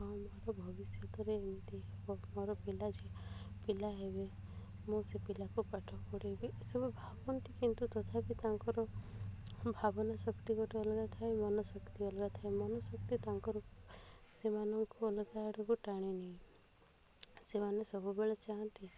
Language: Odia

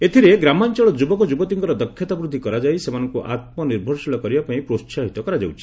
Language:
Odia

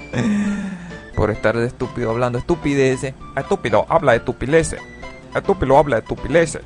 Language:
Spanish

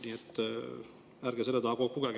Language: Estonian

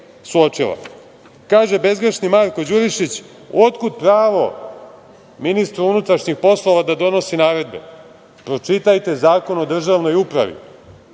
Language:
Serbian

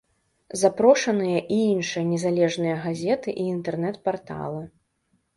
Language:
Belarusian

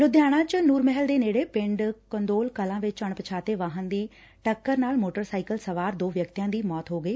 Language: Punjabi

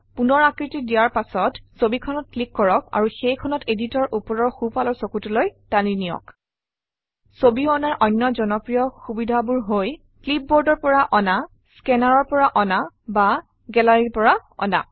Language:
Assamese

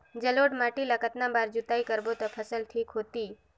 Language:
Chhattisgarhi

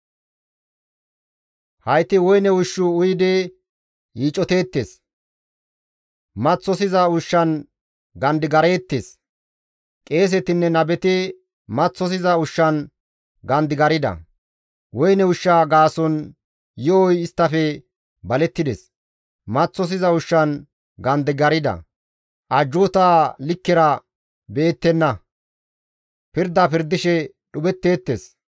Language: Gamo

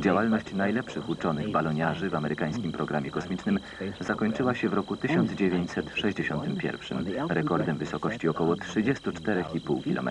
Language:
Polish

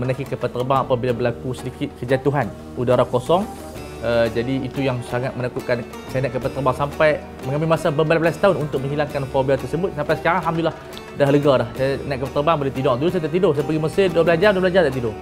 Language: Malay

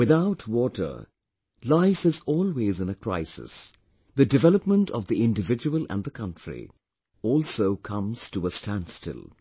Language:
English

